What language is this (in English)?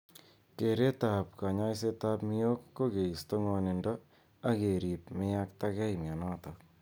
Kalenjin